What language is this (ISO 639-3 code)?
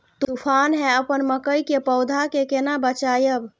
mai